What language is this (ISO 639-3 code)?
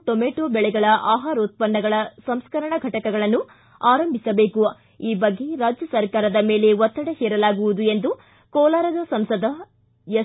kan